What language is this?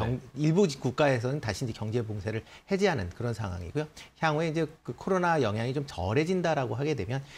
Korean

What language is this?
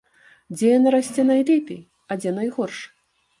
Belarusian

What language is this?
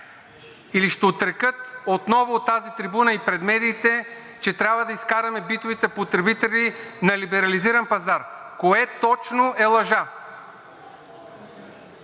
Bulgarian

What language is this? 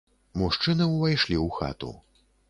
Belarusian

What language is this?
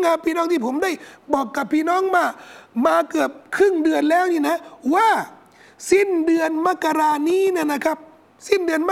Thai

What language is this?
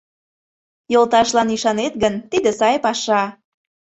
Mari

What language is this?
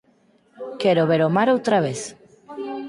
Galician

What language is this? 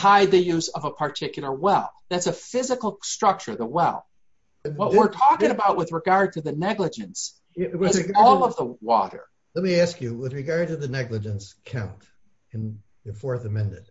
English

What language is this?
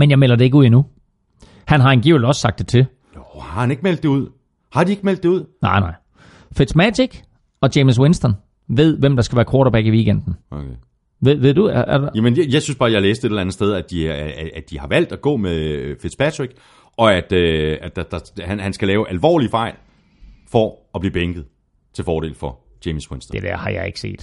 Danish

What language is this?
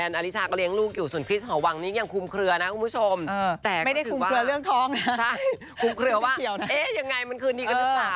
Thai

